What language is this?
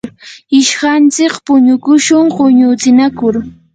Yanahuanca Pasco Quechua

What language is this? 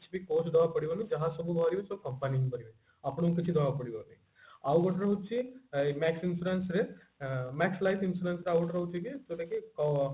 Odia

